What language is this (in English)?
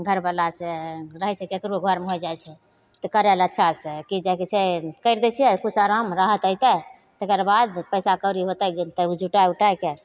Maithili